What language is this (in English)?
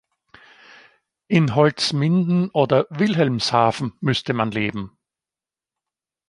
German